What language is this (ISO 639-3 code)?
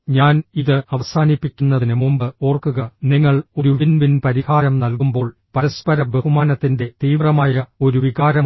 mal